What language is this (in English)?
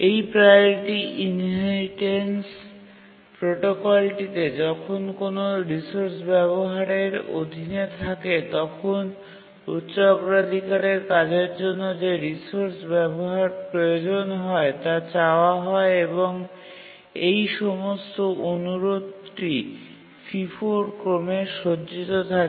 Bangla